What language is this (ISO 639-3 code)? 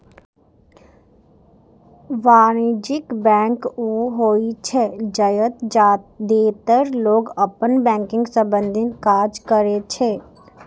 mai